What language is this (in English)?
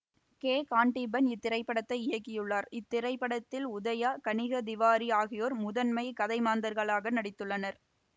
Tamil